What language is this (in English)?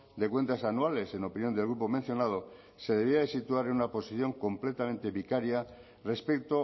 Spanish